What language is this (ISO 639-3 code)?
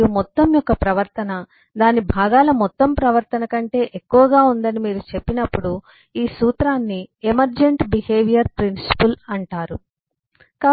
tel